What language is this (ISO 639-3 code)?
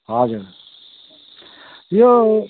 nep